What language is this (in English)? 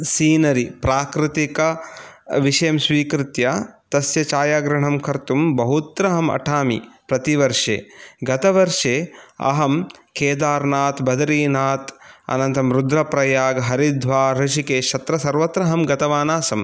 Sanskrit